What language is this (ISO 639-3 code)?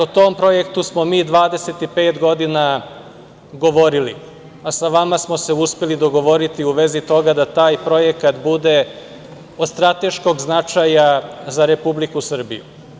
srp